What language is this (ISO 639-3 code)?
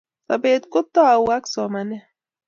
kln